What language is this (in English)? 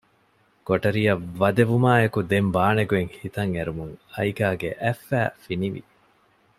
Divehi